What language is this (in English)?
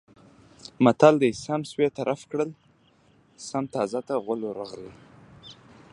Pashto